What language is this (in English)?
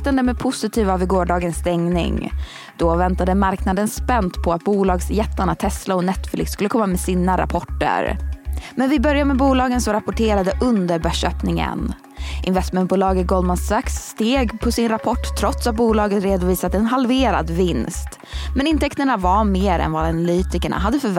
Swedish